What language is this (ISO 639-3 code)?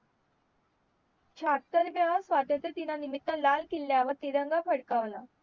mar